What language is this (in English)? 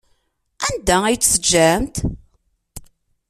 Kabyle